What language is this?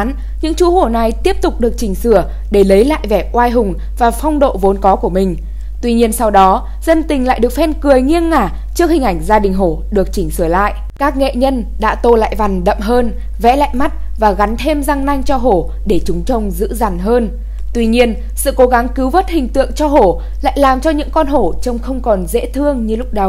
Vietnamese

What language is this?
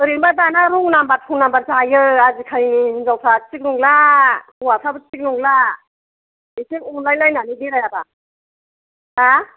Bodo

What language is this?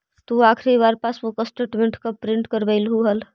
Magahi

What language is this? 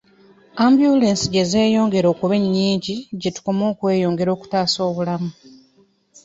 Ganda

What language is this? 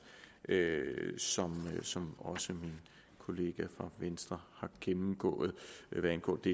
Danish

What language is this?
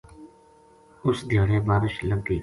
Gujari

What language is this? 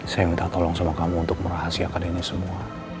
Indonesian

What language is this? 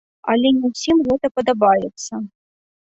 Belarusian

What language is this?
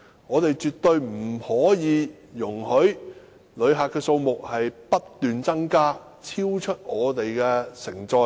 Cantonese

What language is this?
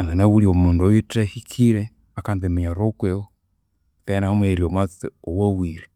Konzo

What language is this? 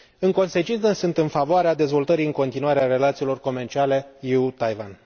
Romanian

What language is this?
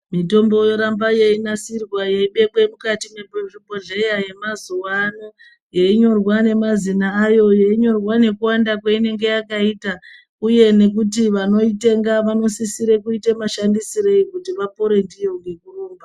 Ndau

